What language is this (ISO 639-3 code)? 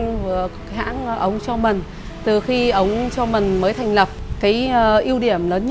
vie